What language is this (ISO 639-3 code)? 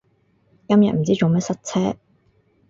yue